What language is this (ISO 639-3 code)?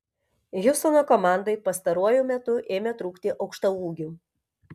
lit